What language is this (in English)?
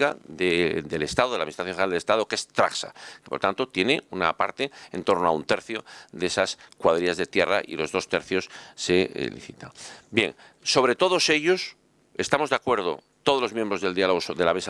Spanish